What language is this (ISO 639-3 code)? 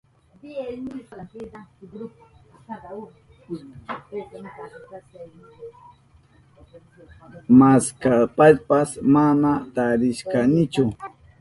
qup